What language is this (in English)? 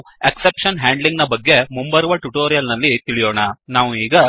Kannada